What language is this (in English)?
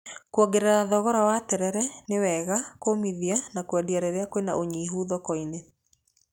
Kikuyu